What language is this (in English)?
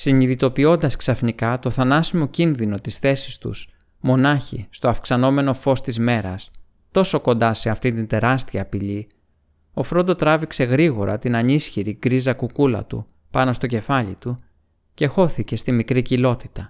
Greek